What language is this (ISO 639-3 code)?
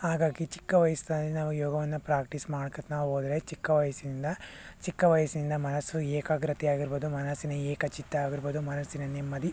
kan